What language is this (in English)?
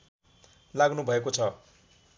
Nepali